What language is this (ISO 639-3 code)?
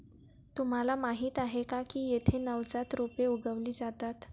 mar